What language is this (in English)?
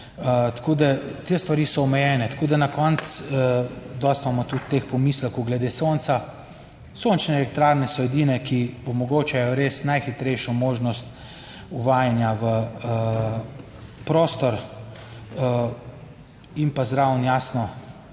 Slovenian